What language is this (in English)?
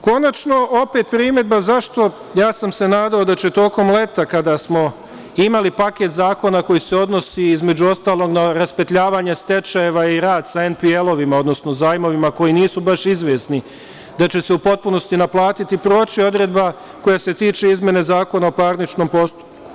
Serbian